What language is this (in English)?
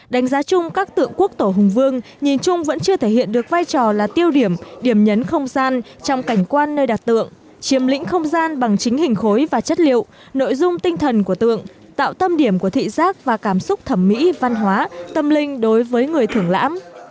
Vietnamese